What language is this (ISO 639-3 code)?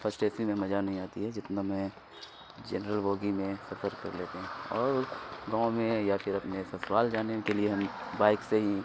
urd